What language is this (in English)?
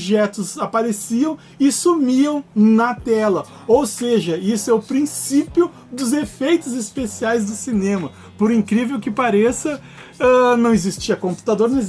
Portuguese